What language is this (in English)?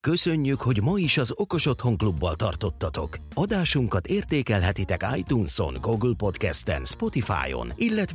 Hungarian